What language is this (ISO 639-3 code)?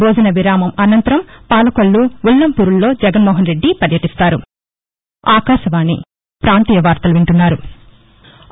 tel